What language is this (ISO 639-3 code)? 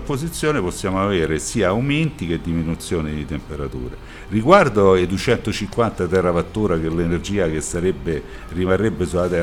ita